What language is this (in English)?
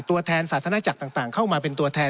Thai